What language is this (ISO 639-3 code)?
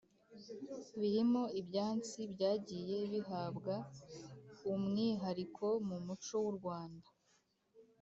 kin